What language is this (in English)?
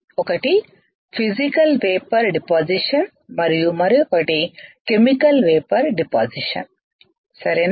Telugu